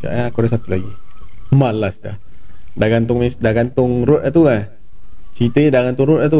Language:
Malay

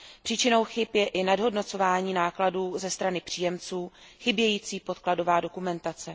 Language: Czech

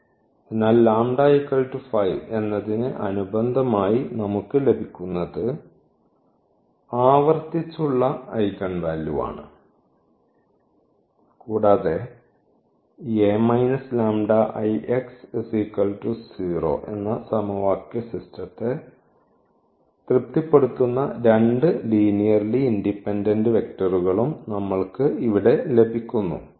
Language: Malayalam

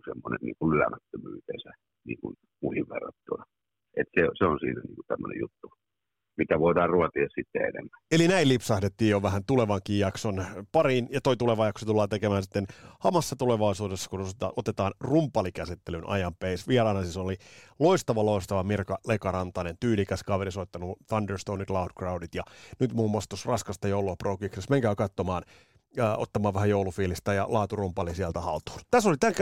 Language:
Finnish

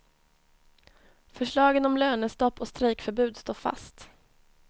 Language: Swedish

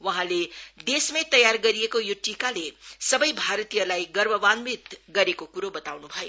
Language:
Nepali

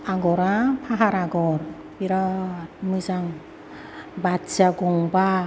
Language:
Bodo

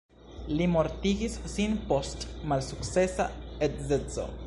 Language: Esperanto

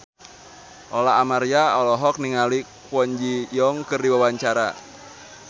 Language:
Sundanese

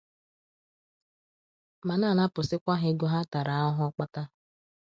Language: Igbo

